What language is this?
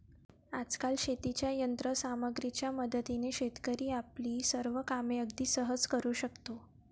Marathi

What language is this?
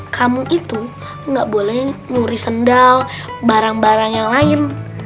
Indonesian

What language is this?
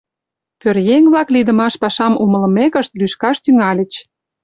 Mari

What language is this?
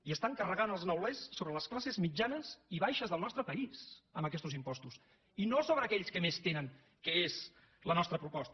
Catalan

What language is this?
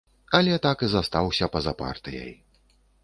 Belarusian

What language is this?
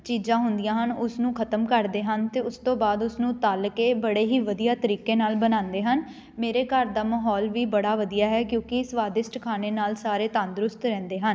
Punjabi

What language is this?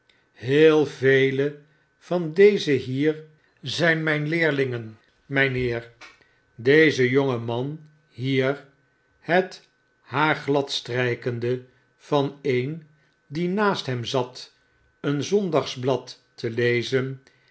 Dutch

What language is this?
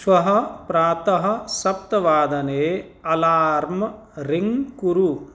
Sanskrit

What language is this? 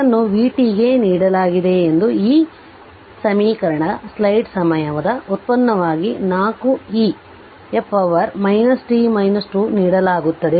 Kannada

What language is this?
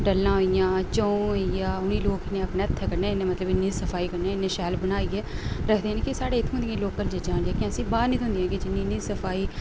Dogri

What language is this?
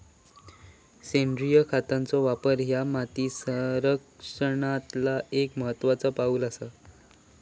Marathi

